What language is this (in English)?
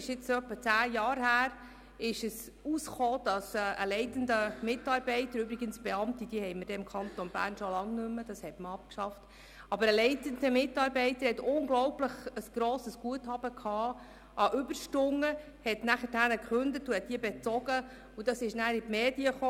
Swiss German